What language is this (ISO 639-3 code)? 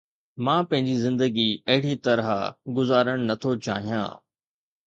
snd